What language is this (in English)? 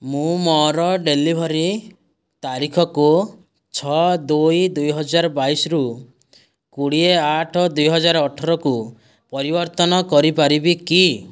Odia